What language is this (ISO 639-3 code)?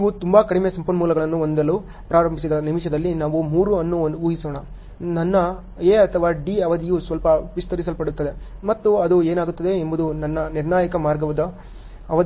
kan